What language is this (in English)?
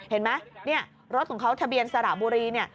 Thai